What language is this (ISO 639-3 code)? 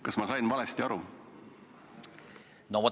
est